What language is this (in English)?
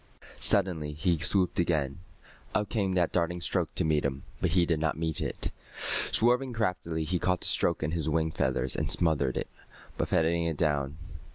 English